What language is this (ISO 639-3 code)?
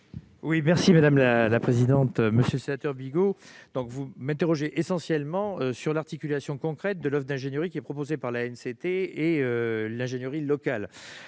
fra